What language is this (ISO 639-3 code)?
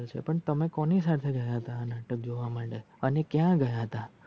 guj